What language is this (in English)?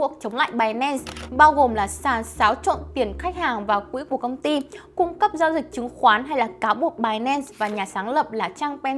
Vietnamese